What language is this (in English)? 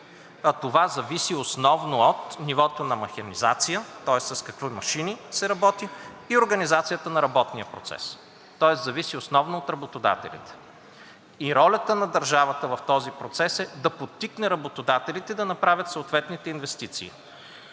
Bulgarian